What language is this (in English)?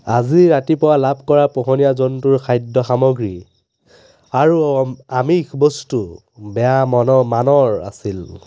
Assamese